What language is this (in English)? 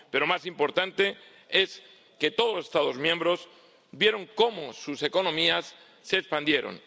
Spanish